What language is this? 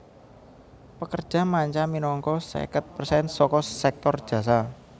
Javanese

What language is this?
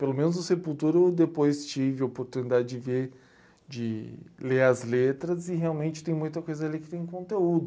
Portuguese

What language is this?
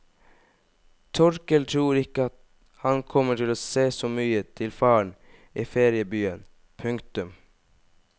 Norwegian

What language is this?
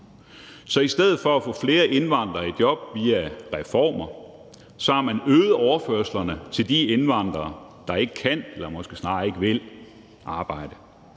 Danish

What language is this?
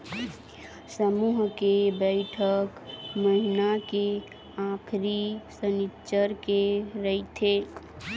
Chhattisgarhi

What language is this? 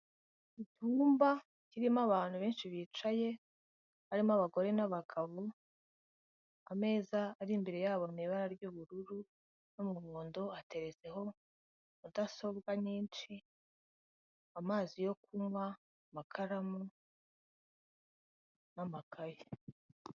Kinyarwanda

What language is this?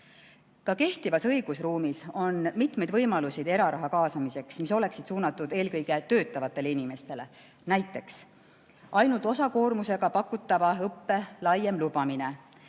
Estonian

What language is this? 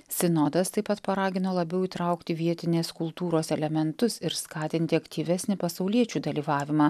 Lithuanian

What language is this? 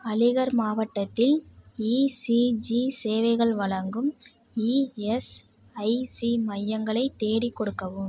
Tamil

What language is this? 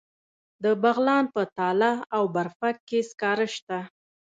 Pashto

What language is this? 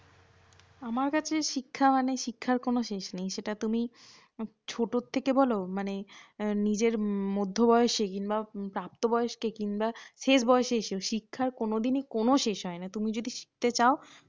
Bangla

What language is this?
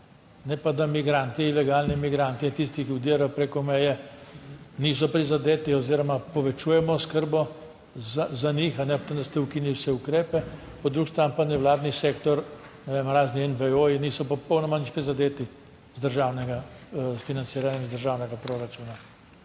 Slovenian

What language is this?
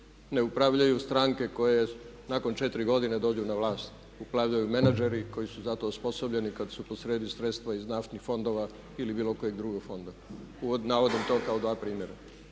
Croatian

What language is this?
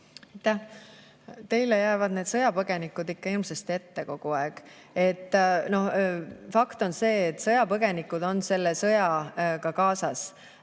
Estonian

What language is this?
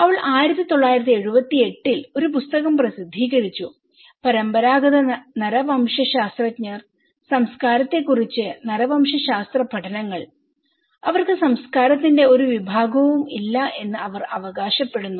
Malayalam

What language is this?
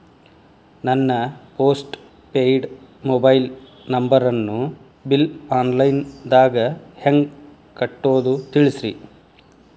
Kannada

